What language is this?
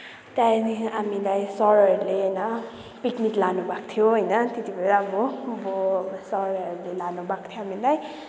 Nepali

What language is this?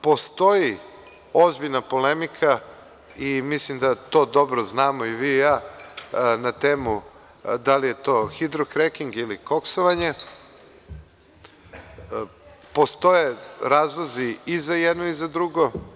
Serbian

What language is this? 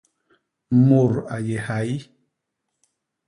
Basaa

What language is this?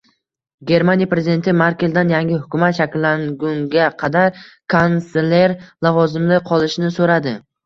Uzbek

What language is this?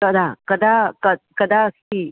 Sanskrit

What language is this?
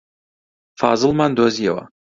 Central Kurdish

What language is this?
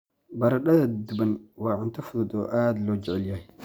Somali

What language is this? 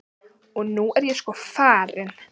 Icelandic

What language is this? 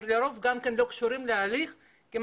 Hebrew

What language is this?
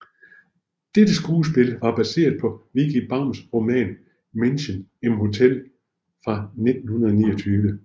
Danish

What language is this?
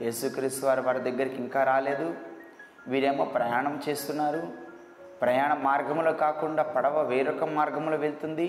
Telugu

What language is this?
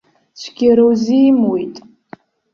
Abkhazian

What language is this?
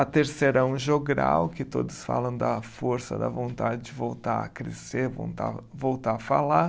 Portuguese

